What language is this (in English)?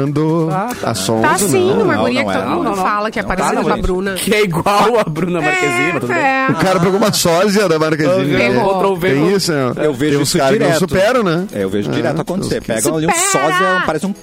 Portuguese